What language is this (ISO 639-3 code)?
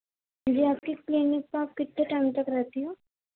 urd